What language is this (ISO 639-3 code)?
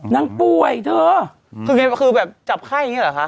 tha